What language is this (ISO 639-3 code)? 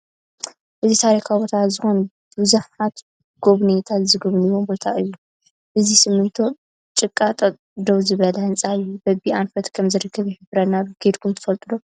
tir